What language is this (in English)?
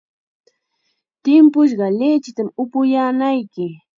Chiquián Ancash Quechua